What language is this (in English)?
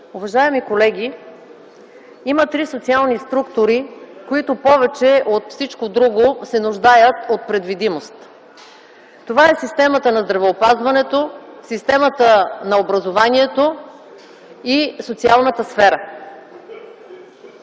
Bulgarian